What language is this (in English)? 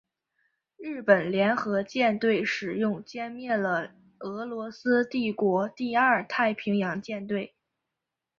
Chinese